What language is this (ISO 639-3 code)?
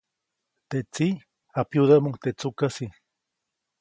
zoc